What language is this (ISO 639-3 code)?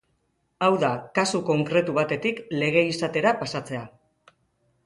eus